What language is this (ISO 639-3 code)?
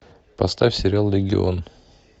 rus